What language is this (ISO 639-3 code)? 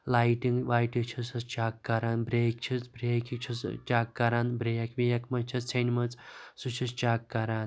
kas